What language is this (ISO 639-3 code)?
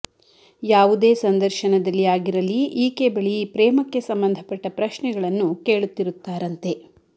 kan